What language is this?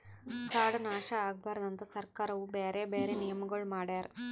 Kannada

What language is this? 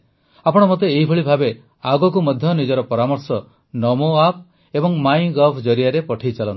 Odia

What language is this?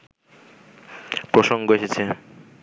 Bangla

